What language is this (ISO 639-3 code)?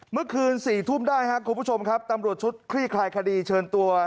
tha